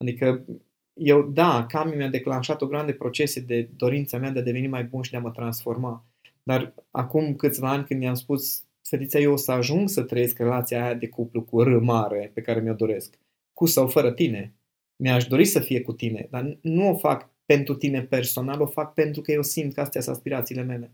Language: Romanian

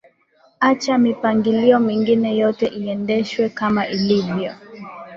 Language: Swahili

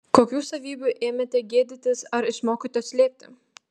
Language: Lithuanian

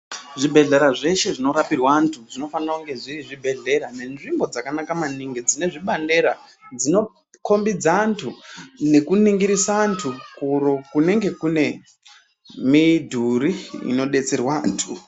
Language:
Ndau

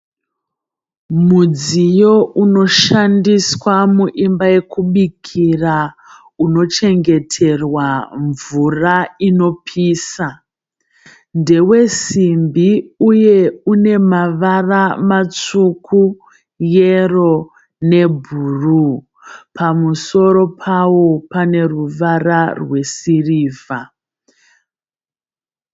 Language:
Shona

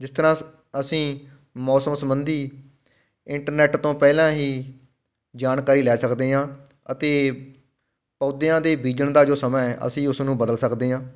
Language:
Punjabi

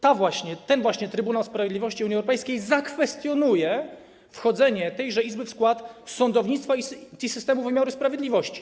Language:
Polish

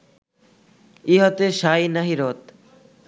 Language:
Bangla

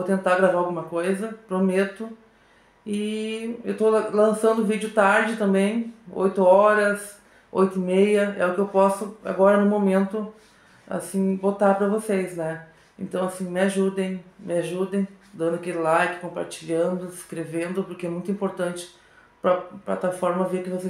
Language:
Portuguese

